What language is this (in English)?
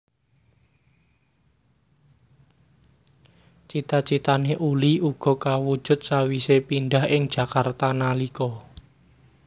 Javanese